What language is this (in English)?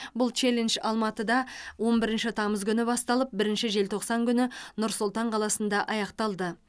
Kazakh